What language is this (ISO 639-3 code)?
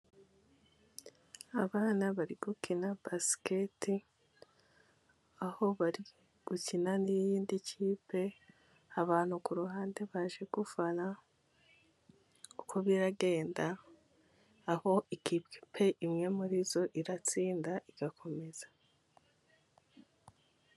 kin